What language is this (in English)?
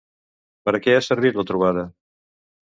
Catalan